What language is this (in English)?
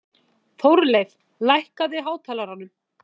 Icelandic